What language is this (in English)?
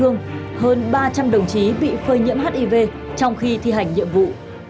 Vietnamese